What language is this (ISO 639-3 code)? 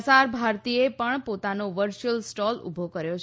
guj